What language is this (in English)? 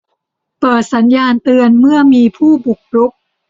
Thai